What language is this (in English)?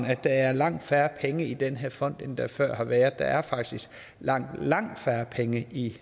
Danish